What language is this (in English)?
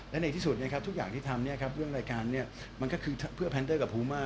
Thai